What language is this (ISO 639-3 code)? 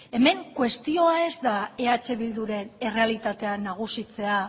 eus